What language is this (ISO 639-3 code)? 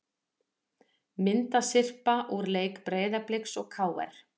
isl